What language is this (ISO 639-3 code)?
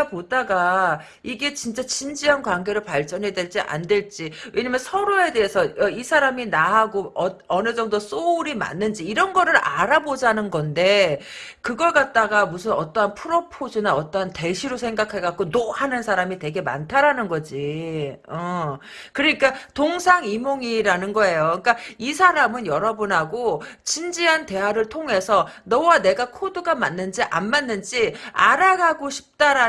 kor